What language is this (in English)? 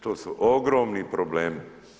Croatian